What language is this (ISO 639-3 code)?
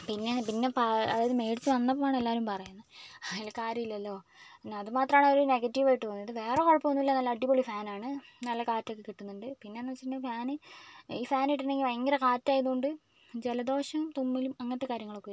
mal